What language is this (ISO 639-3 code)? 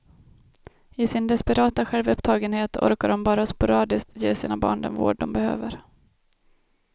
swe